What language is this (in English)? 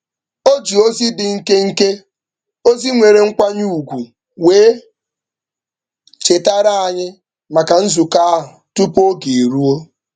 Igbo